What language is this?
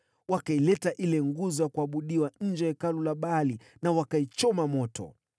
Swahili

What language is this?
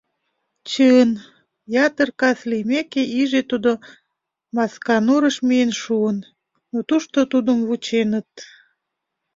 Mari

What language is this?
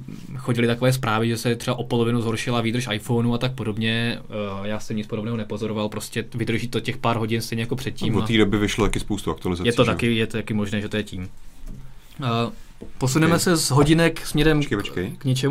Czech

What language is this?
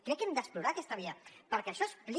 Catalan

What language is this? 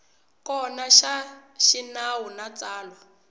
Tsonga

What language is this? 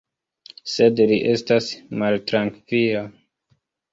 Esperanto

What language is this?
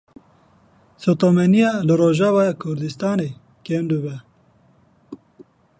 Kurdish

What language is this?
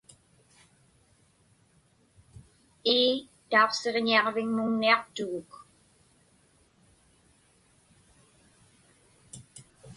Inupiaq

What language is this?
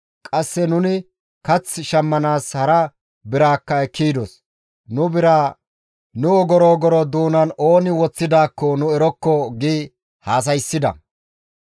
Gamo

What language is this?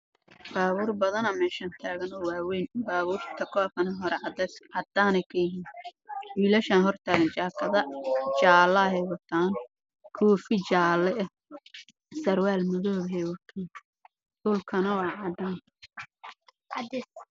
Somali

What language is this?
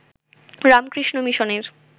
Bangla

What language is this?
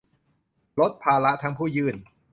Thai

